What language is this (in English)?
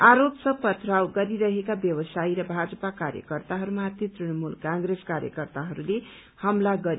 Nepali